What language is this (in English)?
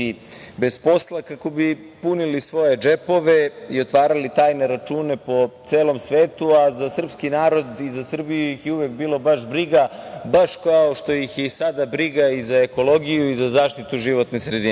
Serbian